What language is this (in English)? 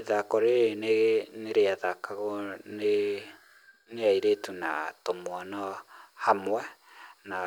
Kikuyu